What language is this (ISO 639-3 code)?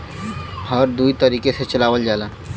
bho